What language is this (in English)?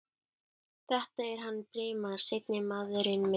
Icelandic